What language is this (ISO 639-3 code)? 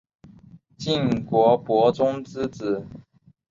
zho